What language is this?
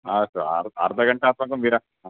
Sanskrit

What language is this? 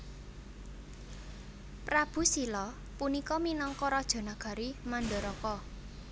Javanese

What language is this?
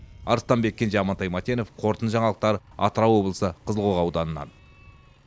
Kazakh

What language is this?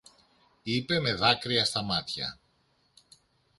Greek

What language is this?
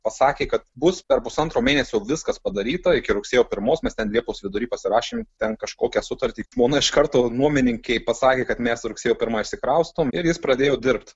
Lithuanian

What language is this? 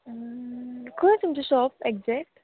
Konkani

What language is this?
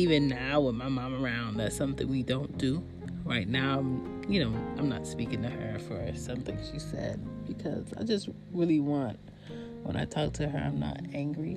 English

